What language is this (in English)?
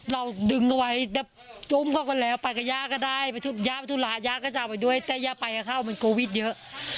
Thai